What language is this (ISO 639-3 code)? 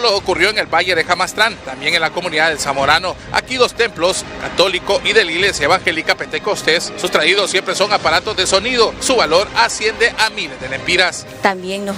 spa